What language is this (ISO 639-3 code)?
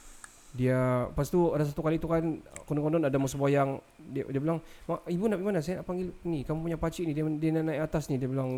msa